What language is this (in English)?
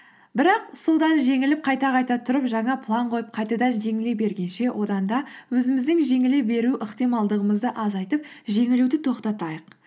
Kazakh